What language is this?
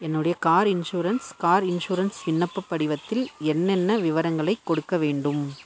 Tamil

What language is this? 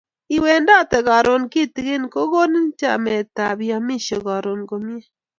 Kalenjin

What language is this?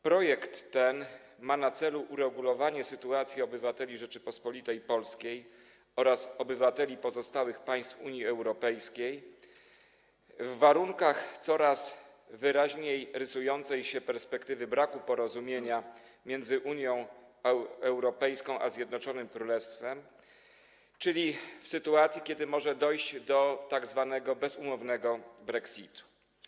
Polish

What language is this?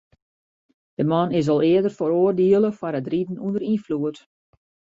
Western Frisian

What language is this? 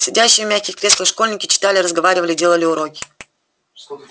Russian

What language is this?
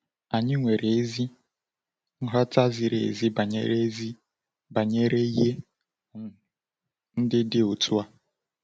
Igbo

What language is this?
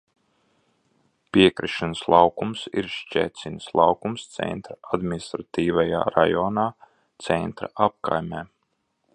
Latvian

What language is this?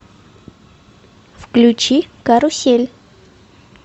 Russian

